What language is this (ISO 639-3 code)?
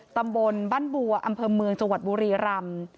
tha